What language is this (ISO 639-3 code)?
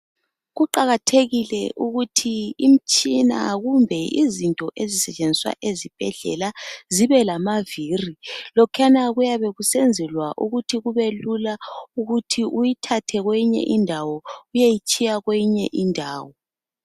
nde